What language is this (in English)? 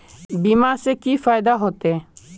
Magahi